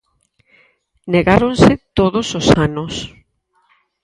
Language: Galician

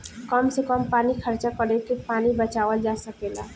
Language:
Bhojpuri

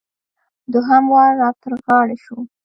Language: Pashto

